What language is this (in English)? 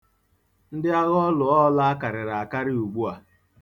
Igbo